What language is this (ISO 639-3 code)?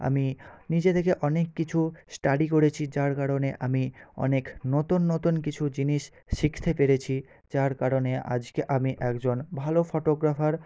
ben